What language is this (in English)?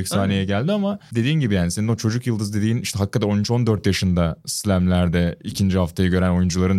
Turkish